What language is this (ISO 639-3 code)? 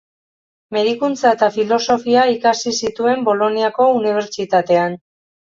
eus